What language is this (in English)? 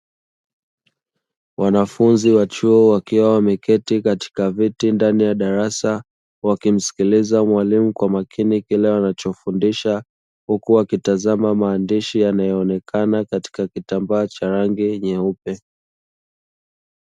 Swahili